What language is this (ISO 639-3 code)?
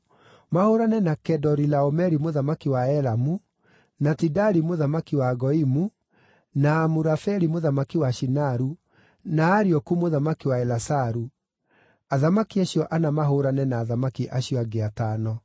kik